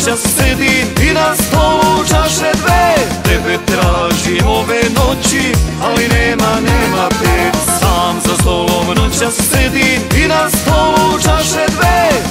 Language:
Romanian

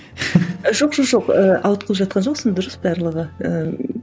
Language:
Kazakh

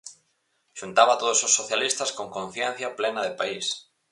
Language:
Galician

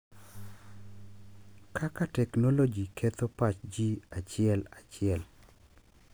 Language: Luo (Kenya and Tanzania)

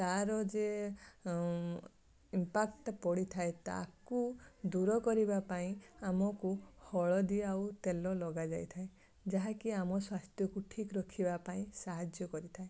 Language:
Odia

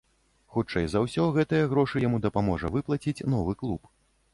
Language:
Belarusian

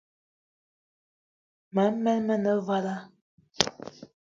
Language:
Eton (Cameroon)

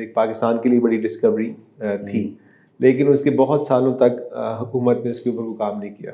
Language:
Urdu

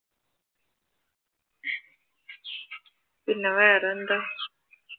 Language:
Malayalam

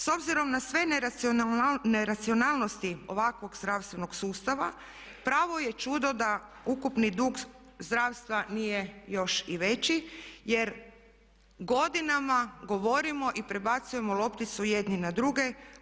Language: Croatian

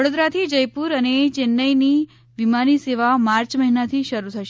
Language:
Gujarati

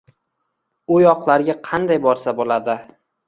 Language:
Uzbek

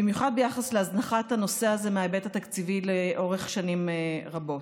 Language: Hebrew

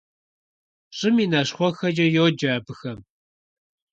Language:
Kabardian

